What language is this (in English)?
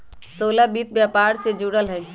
Magahi